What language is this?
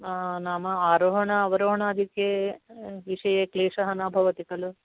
Sanskrit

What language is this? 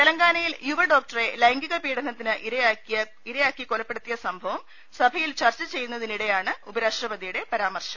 Malayalam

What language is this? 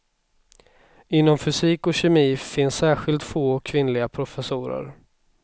Swedish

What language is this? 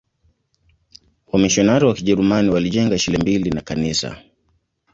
Swahili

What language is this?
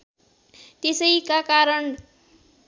Nepali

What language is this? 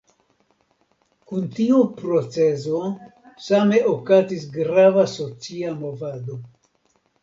Esperanto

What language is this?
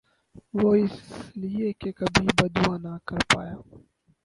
Urdu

